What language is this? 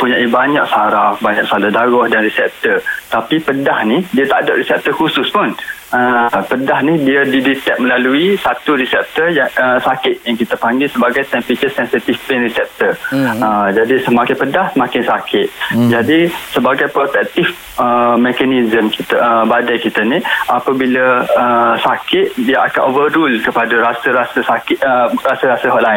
Malay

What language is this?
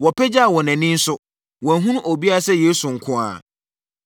Akan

